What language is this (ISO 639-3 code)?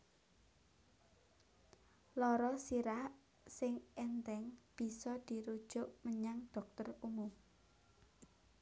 jav